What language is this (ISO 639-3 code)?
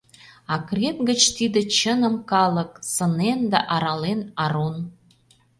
chm